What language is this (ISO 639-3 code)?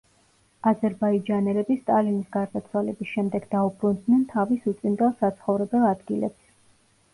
kat